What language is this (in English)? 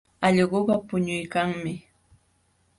Jauja Wanca Quechua